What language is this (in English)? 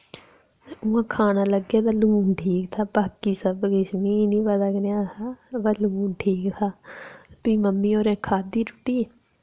Dogri